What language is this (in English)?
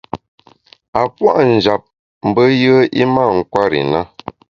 Bamun